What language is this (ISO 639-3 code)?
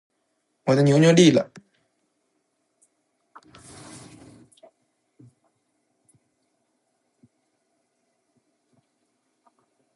zho